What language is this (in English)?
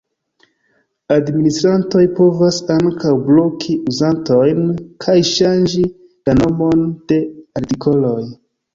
Esperanto